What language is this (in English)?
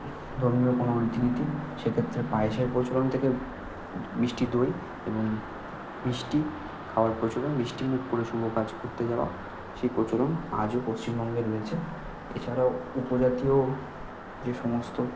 Bangla